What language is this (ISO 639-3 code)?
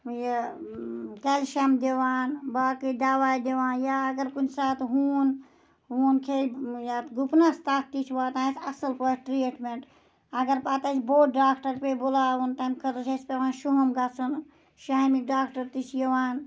kas